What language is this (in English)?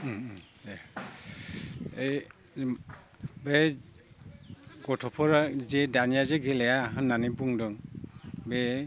Bodo